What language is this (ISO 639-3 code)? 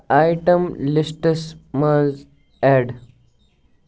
kas